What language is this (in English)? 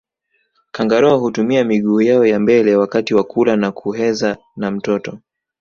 Swahili